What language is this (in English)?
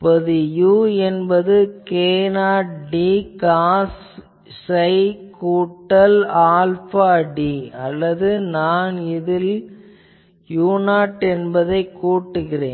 Tamil